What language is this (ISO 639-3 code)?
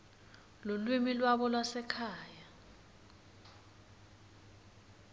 ssw